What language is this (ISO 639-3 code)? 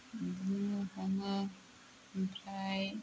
brx